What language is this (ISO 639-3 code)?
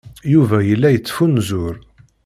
kab